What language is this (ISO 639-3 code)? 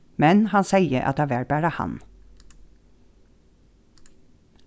fao